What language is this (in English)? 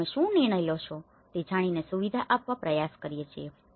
Gujarati